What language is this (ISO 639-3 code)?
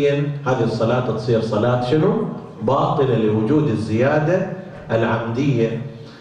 ara